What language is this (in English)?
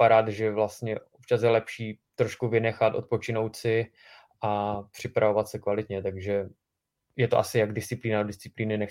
Czech